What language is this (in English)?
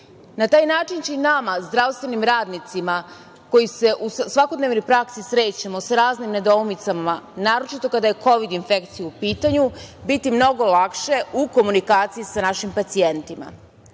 Serbian